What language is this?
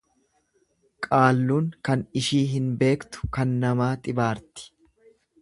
Oromo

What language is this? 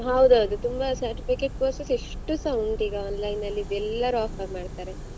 Kannada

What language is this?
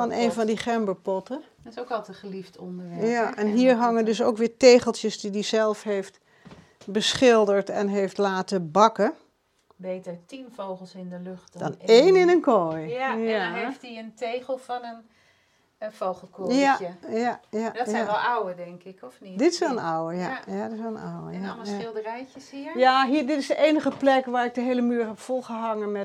Dutch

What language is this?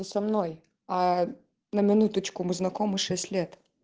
Russian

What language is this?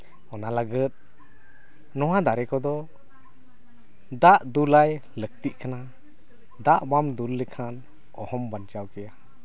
Santali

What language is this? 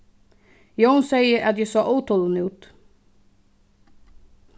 Faroese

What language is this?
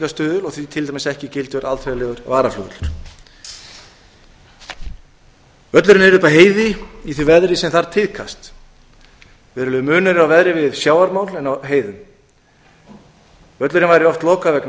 Icelandic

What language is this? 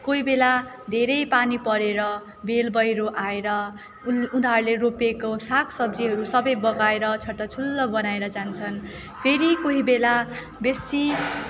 Nepali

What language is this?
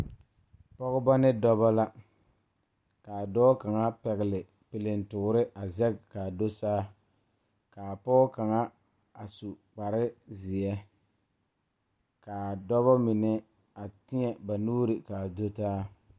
Southern Dagaare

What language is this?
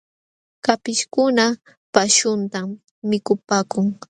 Jauja Wanca Quechua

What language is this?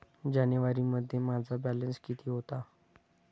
Marathi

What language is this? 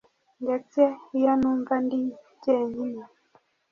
Kinyarwanda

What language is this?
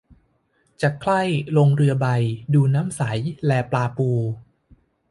Thai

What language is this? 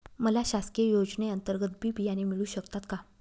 Marathi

